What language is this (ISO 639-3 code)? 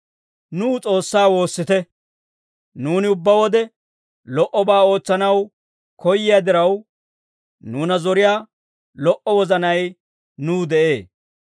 dwr